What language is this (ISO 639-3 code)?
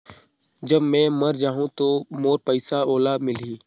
hne